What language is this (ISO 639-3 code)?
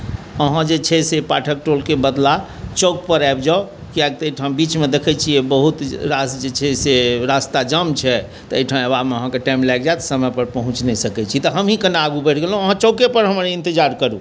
mai